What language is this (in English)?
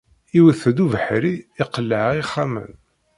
Kabyle